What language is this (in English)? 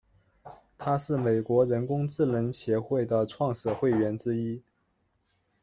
Chinese